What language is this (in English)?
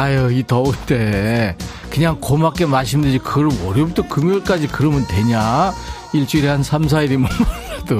Korean